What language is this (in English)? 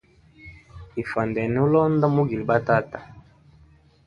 Hemba